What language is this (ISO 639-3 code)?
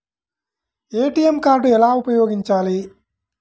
tel